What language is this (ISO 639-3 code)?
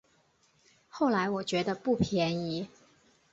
zho